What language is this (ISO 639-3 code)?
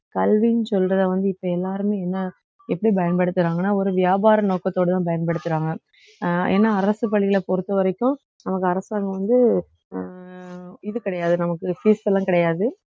tam